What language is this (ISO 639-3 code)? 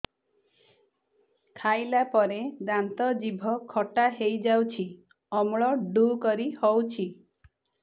ori